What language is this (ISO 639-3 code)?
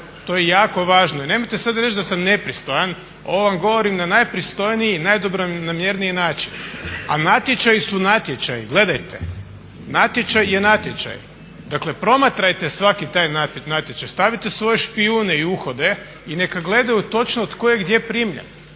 hrv